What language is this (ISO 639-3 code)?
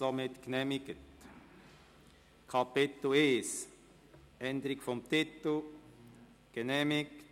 gsw